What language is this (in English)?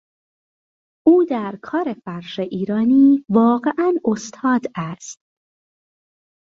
Persian